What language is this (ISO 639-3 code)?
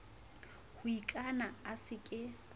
sot